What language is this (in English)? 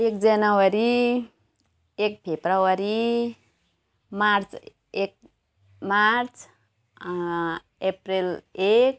Nepali